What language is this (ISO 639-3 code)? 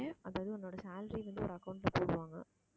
tam